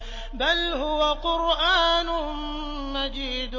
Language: Arabic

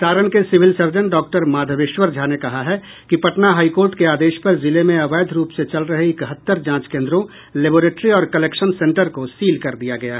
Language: Hindi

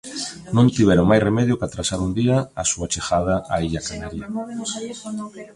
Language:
Galician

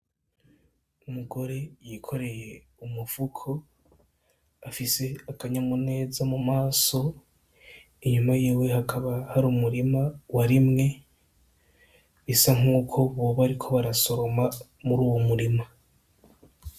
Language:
Rundi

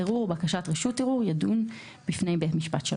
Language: Hebrew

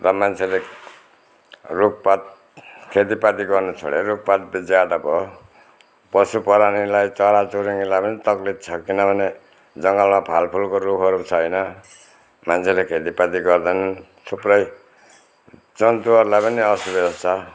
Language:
Nepali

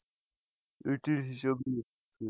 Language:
Bangla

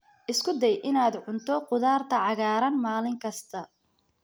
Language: Somali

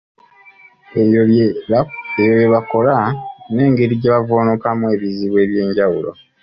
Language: Ganda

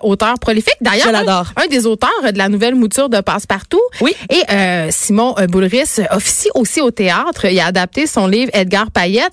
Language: French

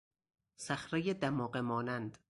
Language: Persian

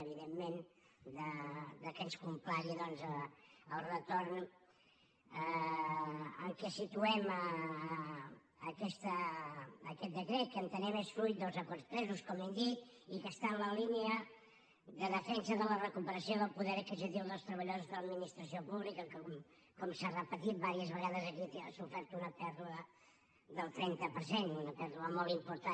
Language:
Catalan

